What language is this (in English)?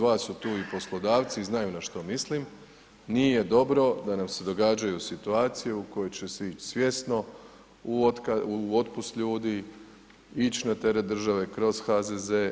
Croatian